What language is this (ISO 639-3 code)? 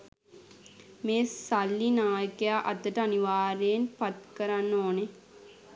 sin